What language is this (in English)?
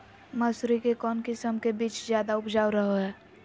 Magahi